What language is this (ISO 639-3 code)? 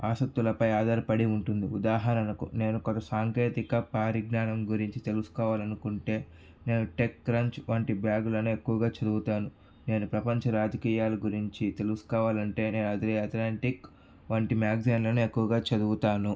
tel